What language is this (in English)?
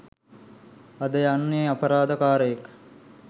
Sinhala